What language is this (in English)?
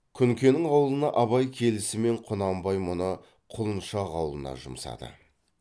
Kazakh